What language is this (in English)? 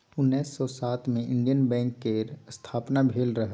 Maithili